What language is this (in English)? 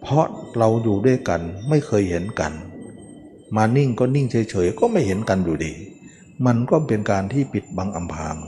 Thai